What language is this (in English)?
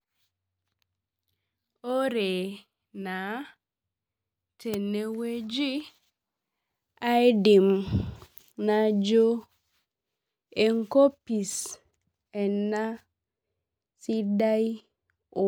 Masai